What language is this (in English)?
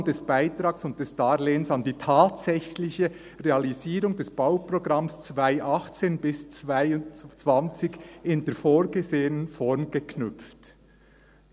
Swiss German